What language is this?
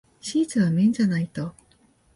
Japanese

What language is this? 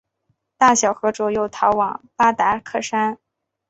Chinese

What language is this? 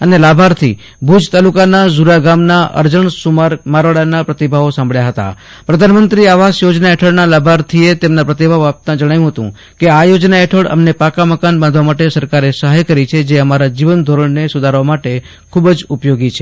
Gujarati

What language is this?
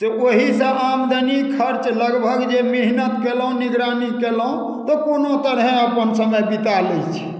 Maithili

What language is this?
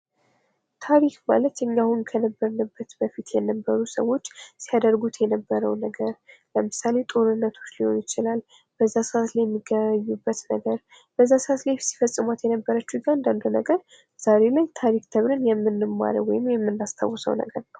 Amharic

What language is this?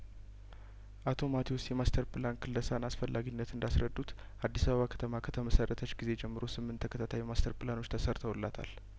Amharic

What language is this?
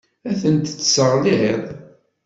Kabyle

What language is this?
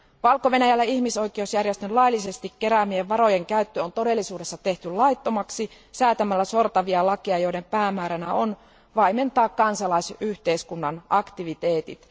Finnish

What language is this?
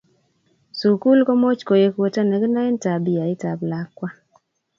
Kalenjin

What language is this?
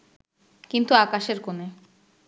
Bangla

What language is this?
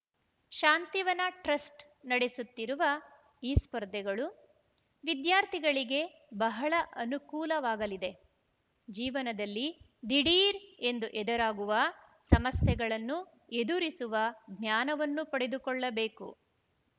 Kannada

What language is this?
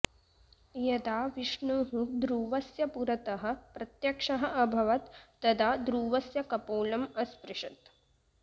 Sanskrit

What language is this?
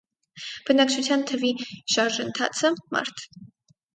Armenian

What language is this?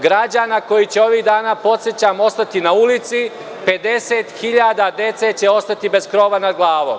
Serbian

